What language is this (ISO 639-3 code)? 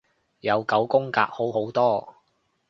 yue